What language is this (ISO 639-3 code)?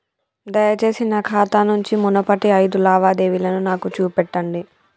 tel